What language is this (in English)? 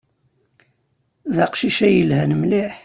Kabyle